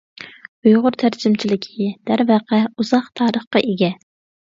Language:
Uyghur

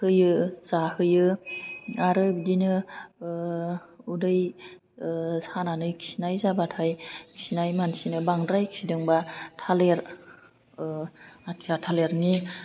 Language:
Bodo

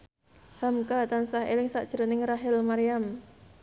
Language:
Javanese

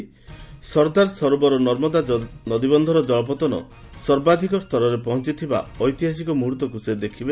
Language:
Odia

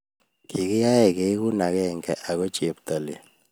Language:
Kalenjin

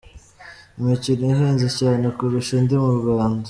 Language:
Kinyarwanda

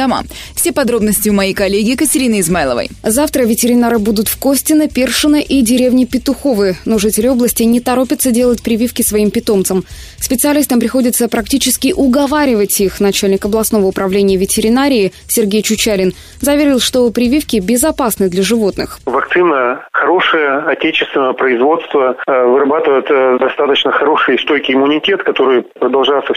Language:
Russian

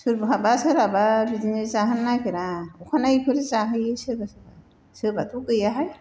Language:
Bodo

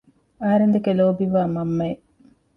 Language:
Divehi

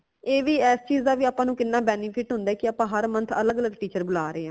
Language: Punjabi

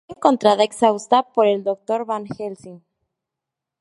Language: Spanish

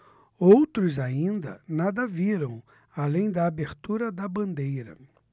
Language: Portuguese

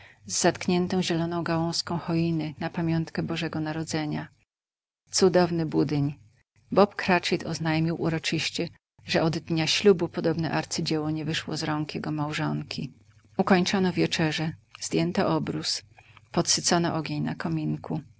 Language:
Polish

